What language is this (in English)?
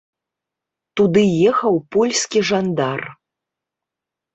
Belarusian